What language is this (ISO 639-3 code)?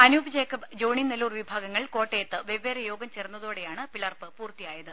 mal